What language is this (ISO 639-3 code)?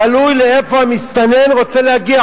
heb